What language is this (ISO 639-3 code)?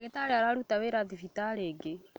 kik